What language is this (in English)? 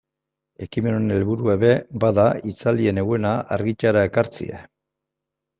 Basque